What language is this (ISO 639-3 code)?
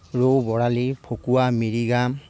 asm